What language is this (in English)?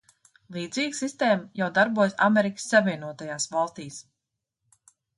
Latvian